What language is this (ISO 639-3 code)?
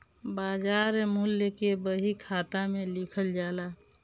bho